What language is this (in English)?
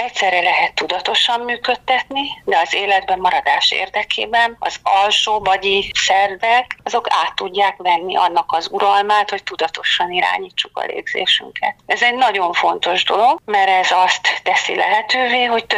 Hungarian